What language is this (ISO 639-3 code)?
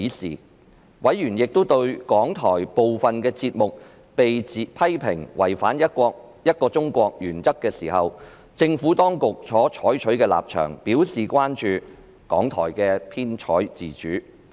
yue